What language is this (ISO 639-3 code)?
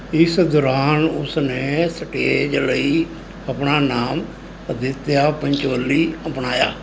pan